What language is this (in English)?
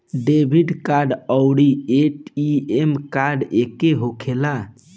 Bhojpuri